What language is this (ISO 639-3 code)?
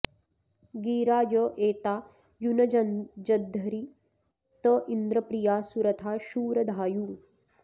san